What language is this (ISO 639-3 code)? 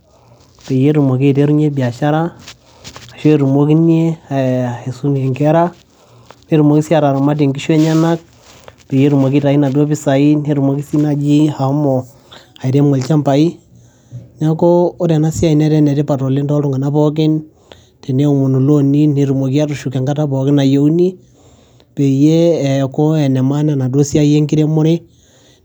mas